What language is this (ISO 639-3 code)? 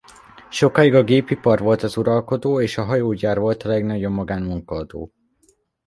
hun